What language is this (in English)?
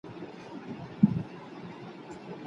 Pashto